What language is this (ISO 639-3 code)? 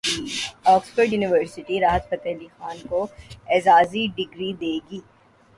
urd